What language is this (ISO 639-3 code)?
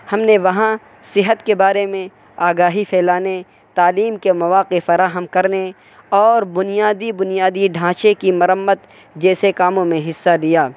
urd